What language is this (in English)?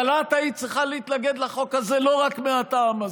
Hebrew